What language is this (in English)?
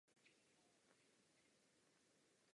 Czech